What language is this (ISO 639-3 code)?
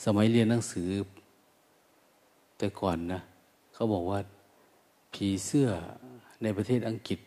tha